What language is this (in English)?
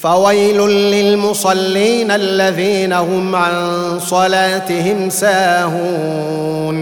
Arabic